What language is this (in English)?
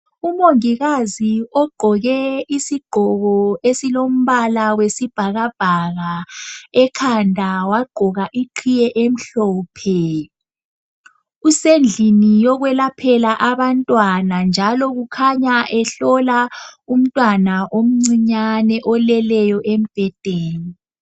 North Ndebele